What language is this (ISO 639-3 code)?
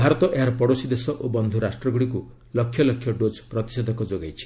ori